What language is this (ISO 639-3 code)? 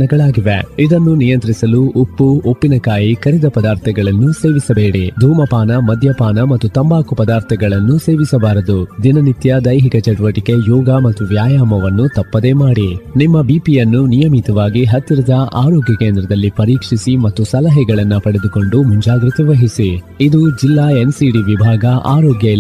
kan